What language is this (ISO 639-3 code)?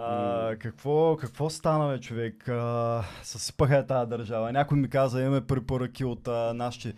bul